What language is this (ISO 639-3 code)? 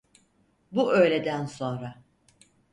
tur